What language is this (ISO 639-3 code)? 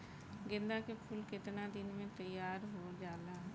bho